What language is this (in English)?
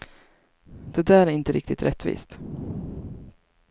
Swedish